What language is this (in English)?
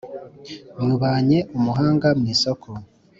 Kinyarwanda